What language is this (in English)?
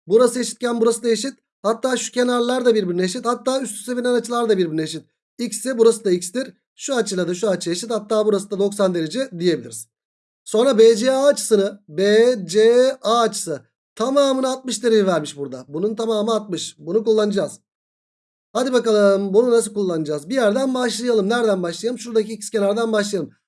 Turkish